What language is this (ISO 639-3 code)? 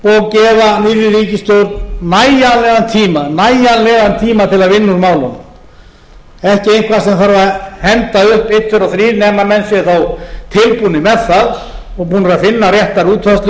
isl